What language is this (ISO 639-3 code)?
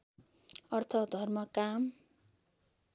nep